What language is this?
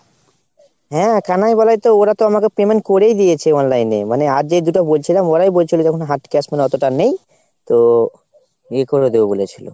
Bangla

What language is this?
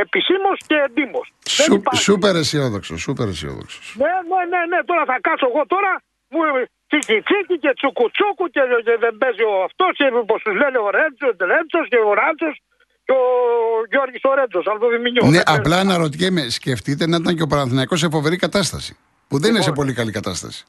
Greek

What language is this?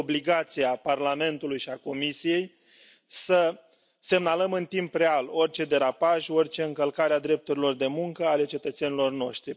Romanian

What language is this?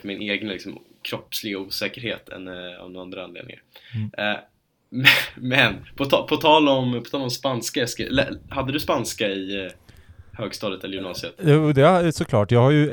Swedish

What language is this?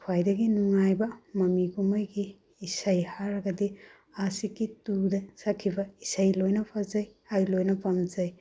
Manipuri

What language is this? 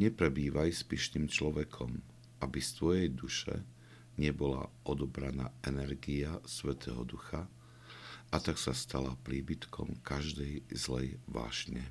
Slovak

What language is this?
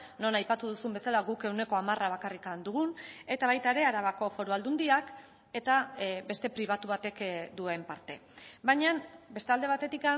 Basque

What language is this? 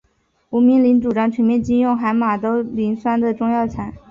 Chinese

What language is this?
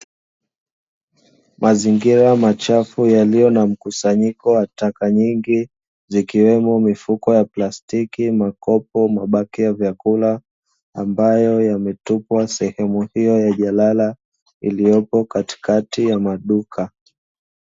Swahili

